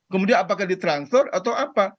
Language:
Indonesian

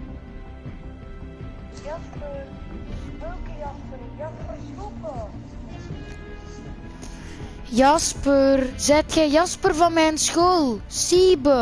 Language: Dutch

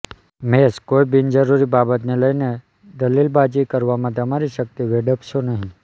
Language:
Gujarati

